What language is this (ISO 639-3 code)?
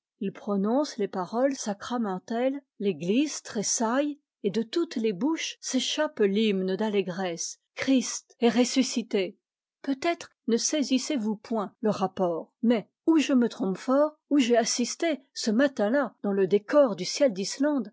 fra